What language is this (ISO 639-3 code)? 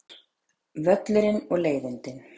isl